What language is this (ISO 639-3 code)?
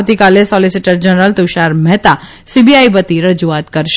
guj